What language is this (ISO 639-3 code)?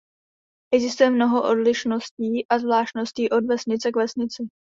ces